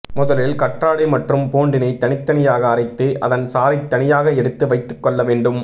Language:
Tamil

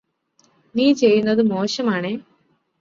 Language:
Malayalam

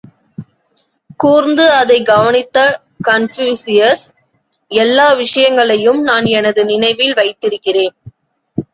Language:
Tamil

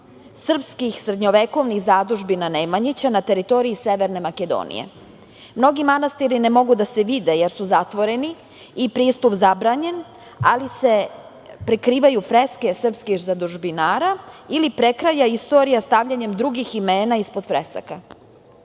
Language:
Serbian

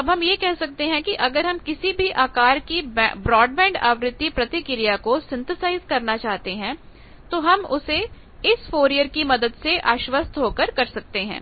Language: Hindi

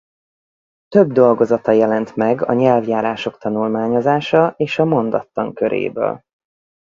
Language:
Hungarian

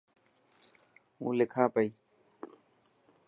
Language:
Dhatki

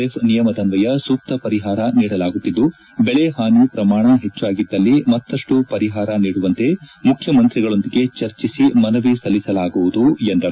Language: Kannada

